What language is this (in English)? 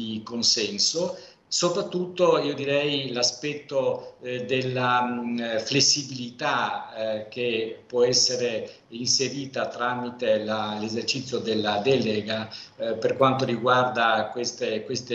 Italian